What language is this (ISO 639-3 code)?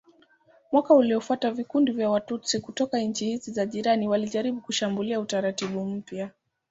swa